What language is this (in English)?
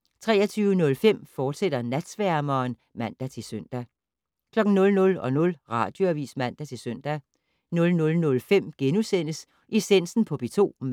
Danish